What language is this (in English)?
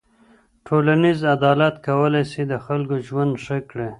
Pashto